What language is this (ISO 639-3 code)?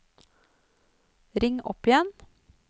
nor